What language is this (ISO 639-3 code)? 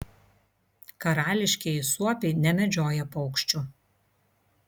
lit